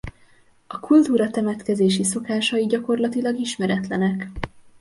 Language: Hungarian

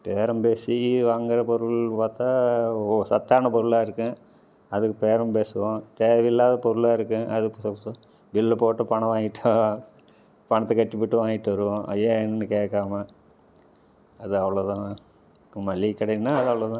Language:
Tamil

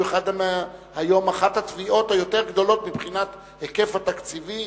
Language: Hebrew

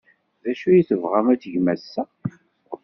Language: Kabyle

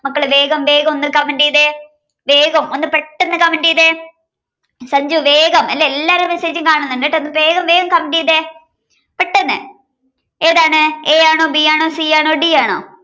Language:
Malayalam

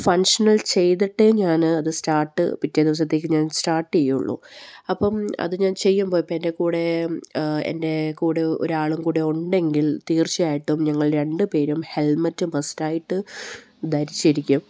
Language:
Malayalam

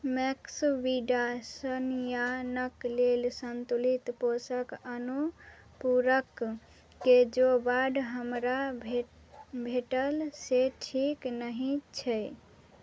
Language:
Maithili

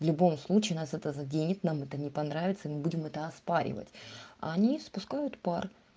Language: Russian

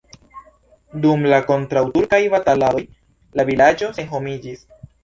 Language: Esperanto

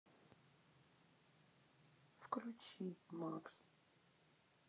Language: Russian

